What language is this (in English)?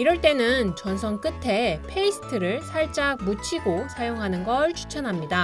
Korean